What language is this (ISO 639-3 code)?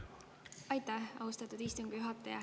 est